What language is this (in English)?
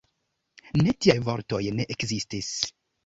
Esperanto